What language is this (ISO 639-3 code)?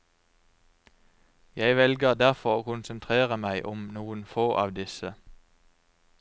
nor